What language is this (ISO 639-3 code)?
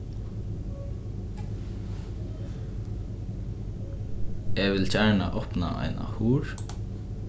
fao